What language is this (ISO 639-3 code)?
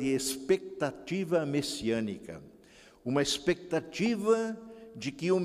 por